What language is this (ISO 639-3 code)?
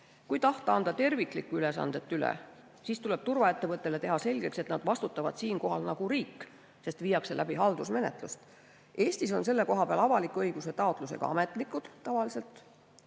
est